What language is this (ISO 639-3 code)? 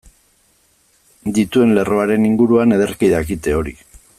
eus